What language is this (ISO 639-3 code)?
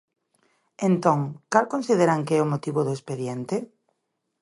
glg